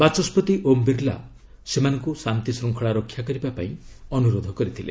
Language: Odia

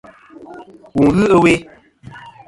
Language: Kom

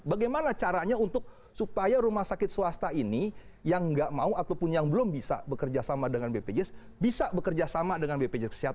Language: Indonesian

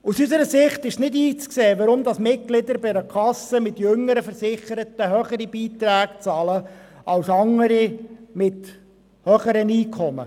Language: Swiss German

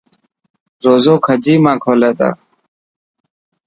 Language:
Dhatki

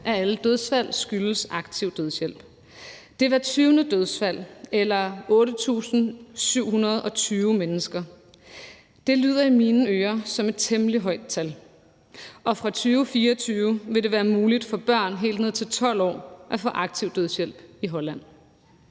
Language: Danish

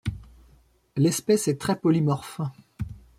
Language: French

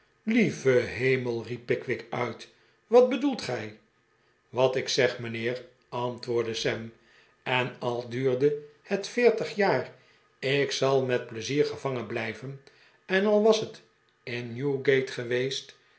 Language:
Dutch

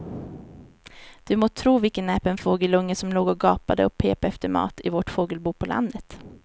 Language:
Swedish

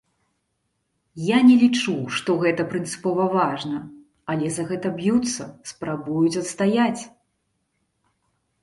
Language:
Belarusian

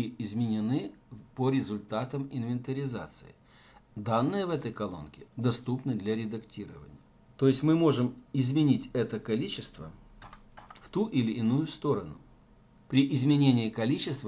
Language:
Russian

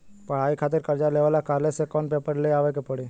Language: Bhojpuri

